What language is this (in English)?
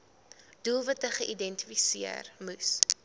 Afrikaans